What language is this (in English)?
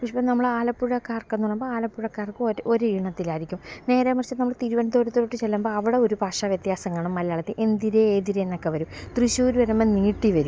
Malayalam